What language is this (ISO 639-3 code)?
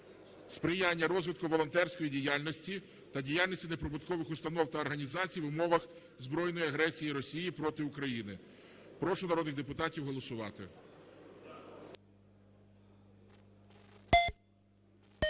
ukr